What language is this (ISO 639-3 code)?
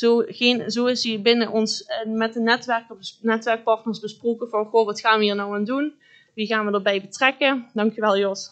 nld